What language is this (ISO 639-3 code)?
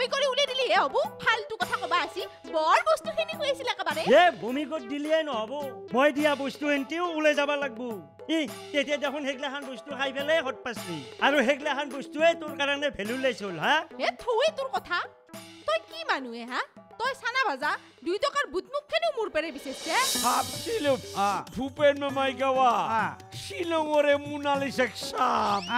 hin